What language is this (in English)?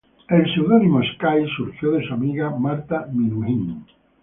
Spanish